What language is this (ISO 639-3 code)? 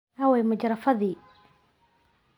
som